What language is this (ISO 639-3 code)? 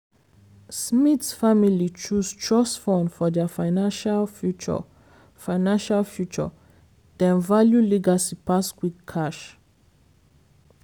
pcm